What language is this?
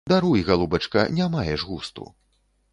Belarusian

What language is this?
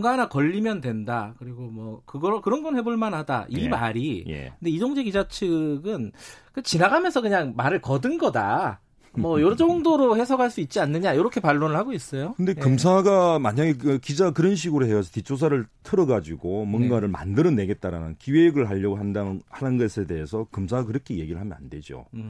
Korean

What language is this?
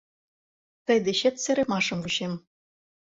Mari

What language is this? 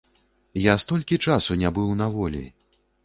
Belarusian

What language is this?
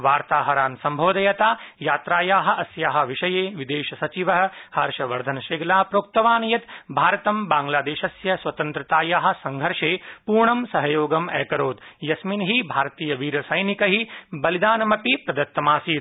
Sanskrit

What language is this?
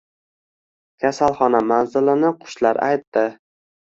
Uzbek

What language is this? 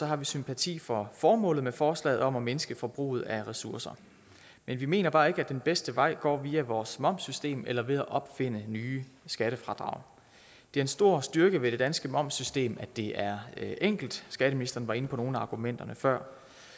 Danish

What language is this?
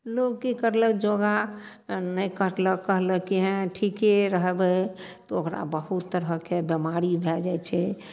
Maithili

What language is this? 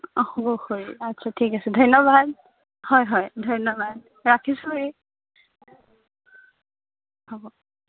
Assamese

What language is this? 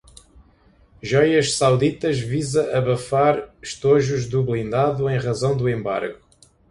Portuguese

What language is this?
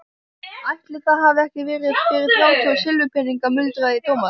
Icelandic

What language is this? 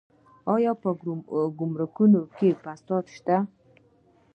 Pashto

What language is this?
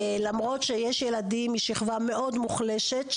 Hebrew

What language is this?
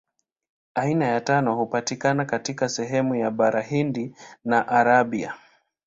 Swahili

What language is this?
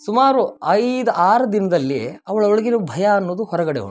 Kannada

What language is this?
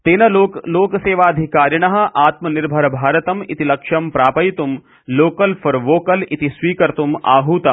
Sanskrit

